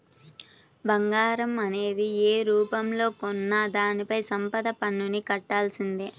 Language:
Telugu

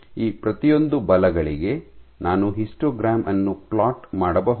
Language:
Kannada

